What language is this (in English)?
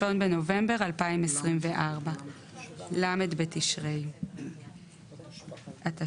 Hebrew